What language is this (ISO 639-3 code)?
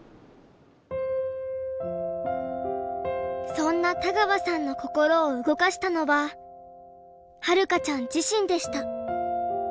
jpn